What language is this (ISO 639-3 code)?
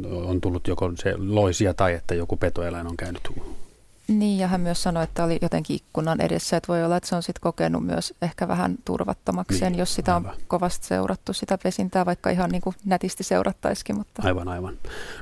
fin